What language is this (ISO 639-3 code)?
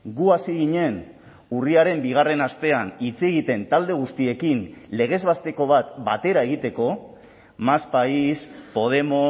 eus